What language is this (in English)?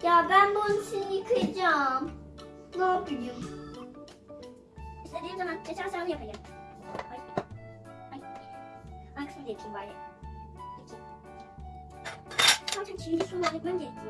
Turkish